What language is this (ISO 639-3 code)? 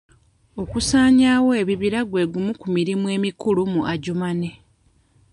lug